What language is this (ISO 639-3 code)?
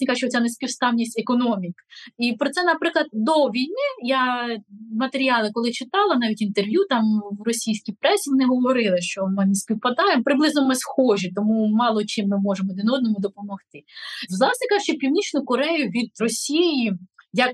ukr